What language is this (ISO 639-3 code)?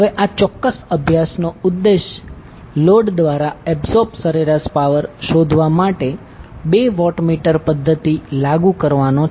guj